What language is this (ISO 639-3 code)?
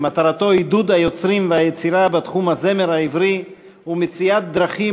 heb